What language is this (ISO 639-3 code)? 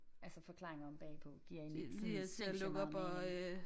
dan